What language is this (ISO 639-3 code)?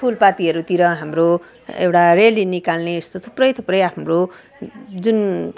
nep